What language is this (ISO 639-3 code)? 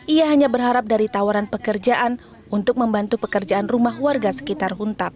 ind